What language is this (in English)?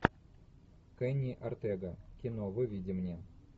Russian